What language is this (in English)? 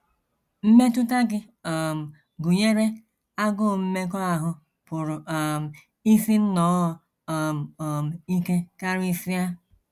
Igbo